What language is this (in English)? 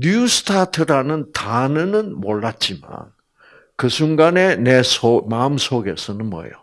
Korean